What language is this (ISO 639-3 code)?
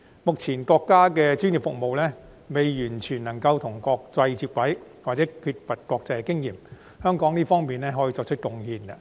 yue